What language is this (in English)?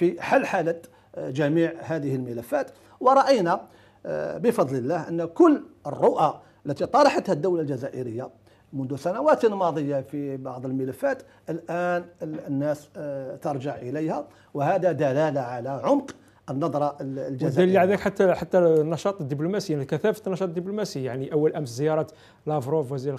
Arabic